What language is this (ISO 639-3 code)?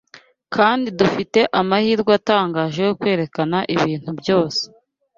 kin